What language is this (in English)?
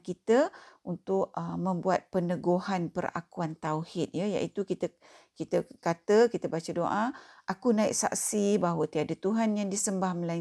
Malay